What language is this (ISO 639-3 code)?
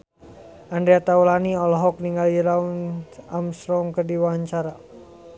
sun